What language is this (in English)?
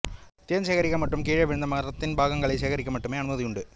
Tamil